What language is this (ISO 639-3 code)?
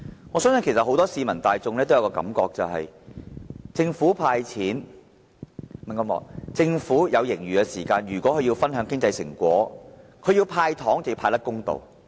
yue